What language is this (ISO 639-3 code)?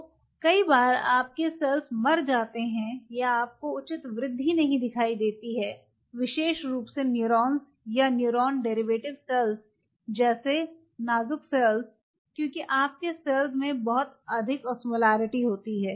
hin